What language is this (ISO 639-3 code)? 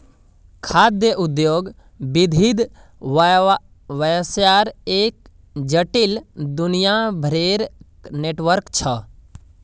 mag